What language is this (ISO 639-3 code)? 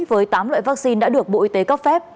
vie